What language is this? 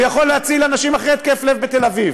Hebrew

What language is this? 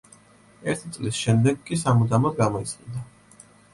Georgian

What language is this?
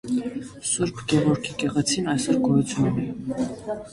Armenian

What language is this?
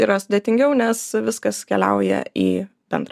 Lithuanian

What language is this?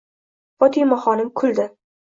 Uzbek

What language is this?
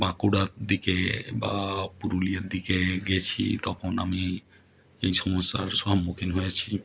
Bangla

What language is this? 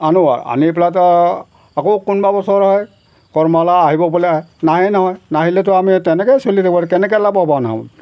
Assamese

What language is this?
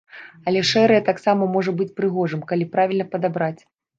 Belarusian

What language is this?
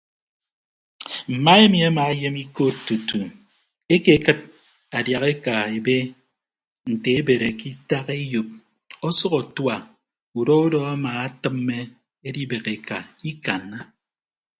Ibibio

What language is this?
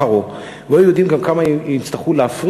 Hebrew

